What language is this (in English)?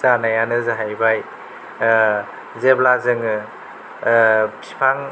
Bodo